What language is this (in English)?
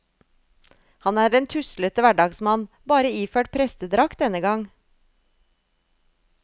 Norwegian